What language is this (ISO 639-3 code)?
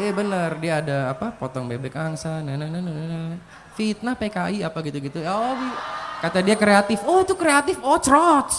ind